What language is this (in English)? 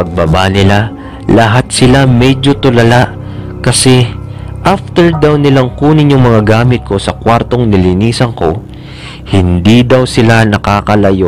Filipino